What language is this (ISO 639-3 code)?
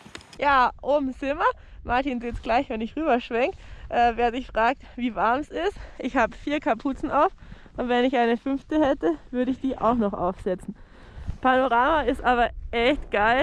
deu